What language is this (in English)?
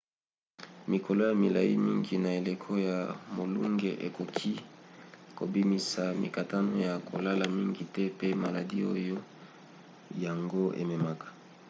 Lingala